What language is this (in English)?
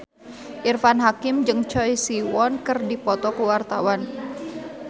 Sundanese